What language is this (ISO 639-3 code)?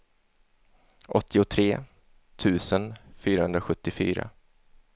swe